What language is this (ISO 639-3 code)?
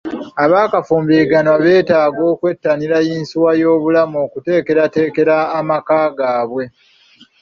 lug